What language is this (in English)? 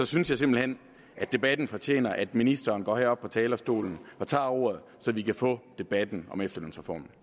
Danish